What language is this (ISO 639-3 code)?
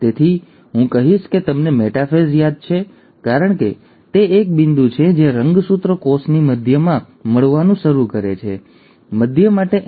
guj